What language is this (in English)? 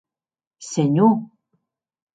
Occitan